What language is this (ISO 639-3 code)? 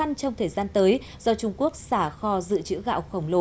vie